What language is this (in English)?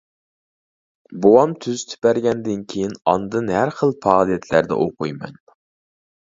Uyghur